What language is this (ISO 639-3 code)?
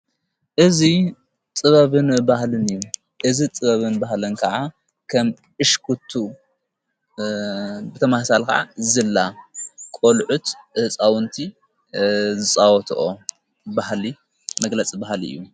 tir